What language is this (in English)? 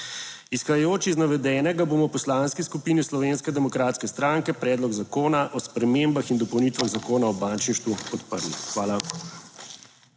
Slovenian